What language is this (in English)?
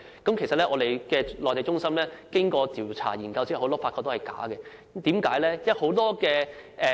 Cantonese